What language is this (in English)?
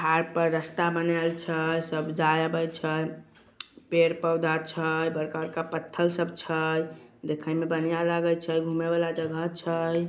Magahi